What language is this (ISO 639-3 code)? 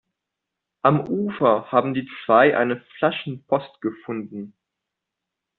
deu